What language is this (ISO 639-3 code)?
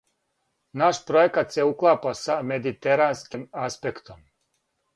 srp